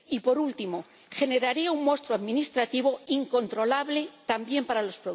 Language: Spanish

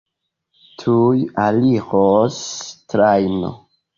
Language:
Esperanto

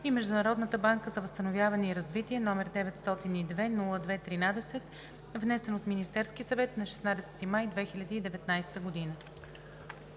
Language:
Bulgarian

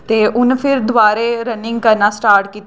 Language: Dogri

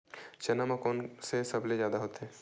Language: Chhattisgarhi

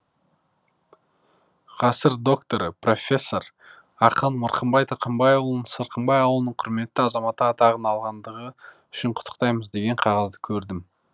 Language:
Kazakh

